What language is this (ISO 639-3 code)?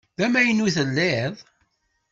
kab